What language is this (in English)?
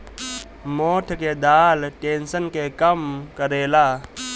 Bhojpuri